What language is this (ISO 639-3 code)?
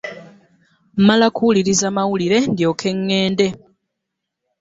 lug